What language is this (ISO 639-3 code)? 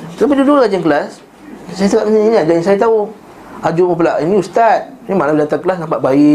msa